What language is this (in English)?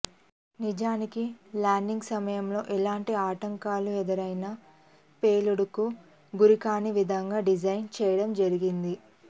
Telugu